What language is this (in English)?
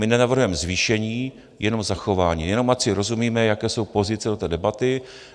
Czech